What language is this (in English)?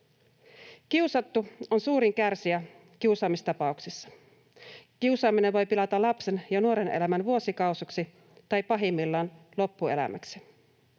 Finnish